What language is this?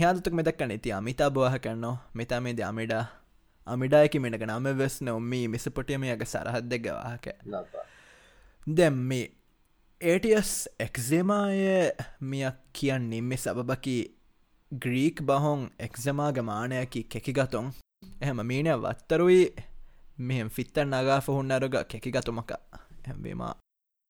Tamil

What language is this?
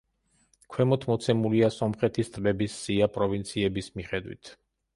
Georgian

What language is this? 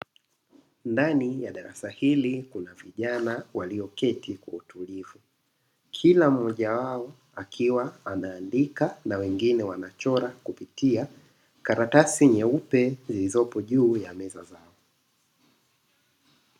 Swahili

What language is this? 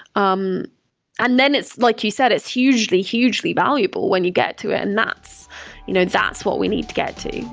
English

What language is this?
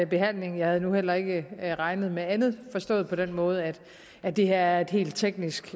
Danish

